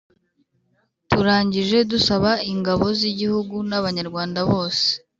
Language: Kinyarwanda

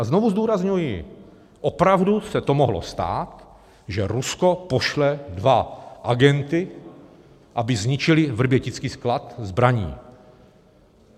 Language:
Czech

